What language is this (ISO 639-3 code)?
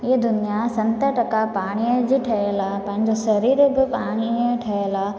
snd